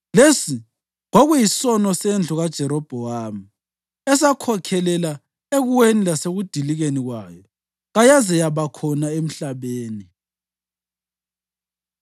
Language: North Ndebele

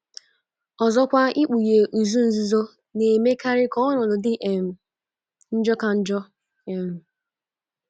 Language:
Igbo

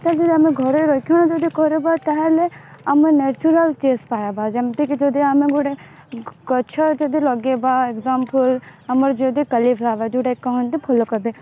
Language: Odia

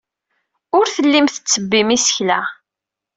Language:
Kabyle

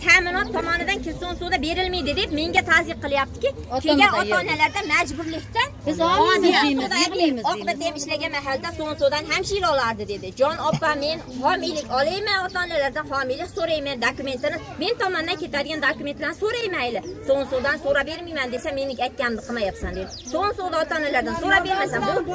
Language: Turkish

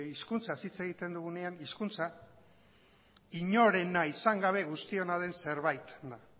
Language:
Basque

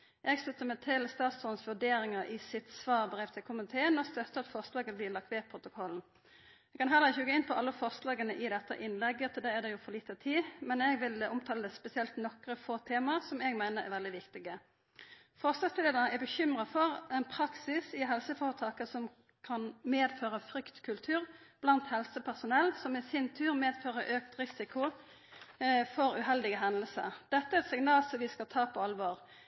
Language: Norwegian Nynorsk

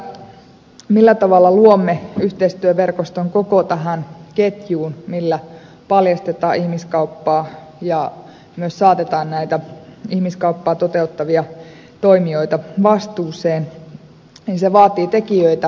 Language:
Finnish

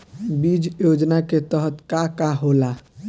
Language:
Bhojpuri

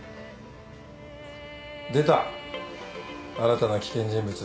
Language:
Japanese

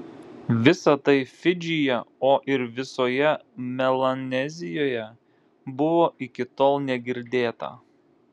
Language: Lithuanian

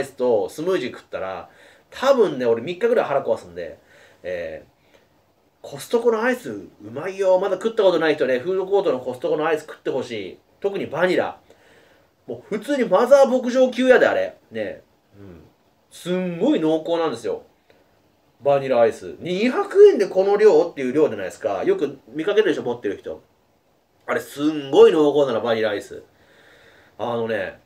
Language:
Japanese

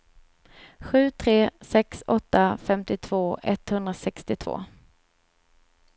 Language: Swedish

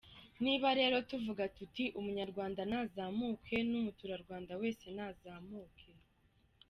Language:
Kinyarwanda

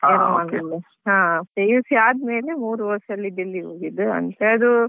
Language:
Kannada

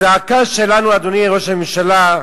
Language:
Hebrew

